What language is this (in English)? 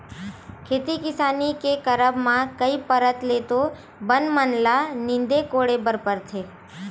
Chhattisgarhi